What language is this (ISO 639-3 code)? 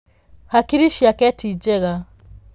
kik